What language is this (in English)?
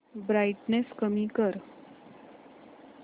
Marathi